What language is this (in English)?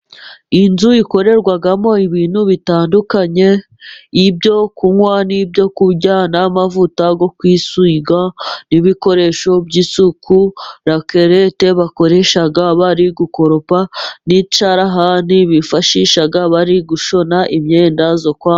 Kinyarwanda